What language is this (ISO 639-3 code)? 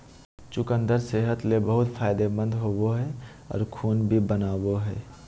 mag